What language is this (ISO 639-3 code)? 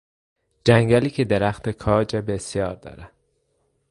fas